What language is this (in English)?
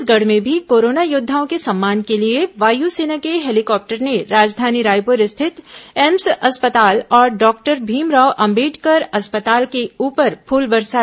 Hindi